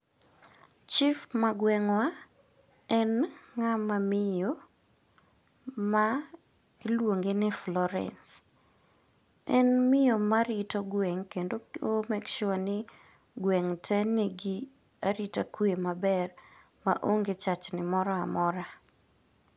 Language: Luo (Kenya and Tanzania)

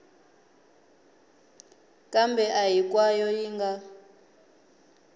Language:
Tsonga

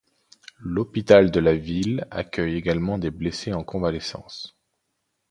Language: French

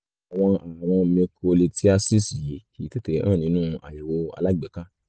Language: Yoruba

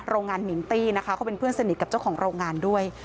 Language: Thai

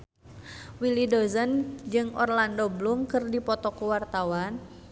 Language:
Sundanese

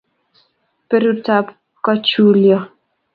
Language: Kalenjin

